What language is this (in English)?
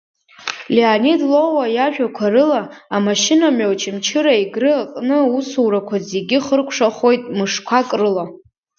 Abkhazian